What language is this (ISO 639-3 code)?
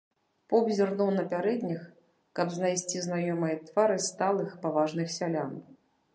bel